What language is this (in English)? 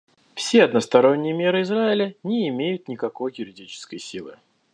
Russian